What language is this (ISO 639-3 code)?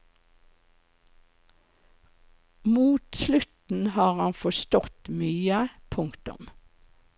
nor